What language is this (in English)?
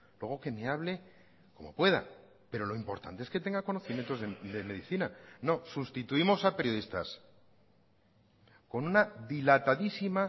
Spanish